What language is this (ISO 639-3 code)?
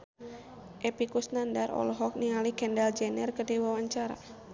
sun